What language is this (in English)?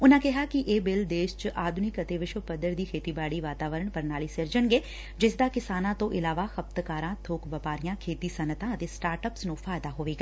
Punjabi